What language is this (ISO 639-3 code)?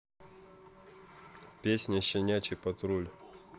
rus